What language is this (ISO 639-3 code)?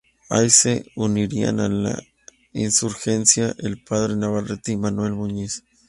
spa